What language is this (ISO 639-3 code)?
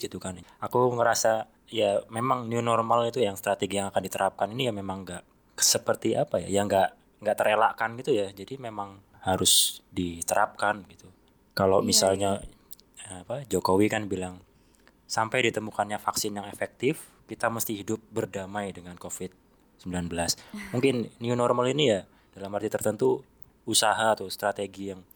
ind